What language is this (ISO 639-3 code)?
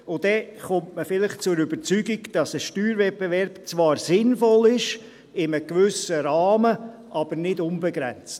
gsw